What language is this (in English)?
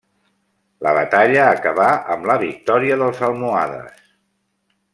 Catalan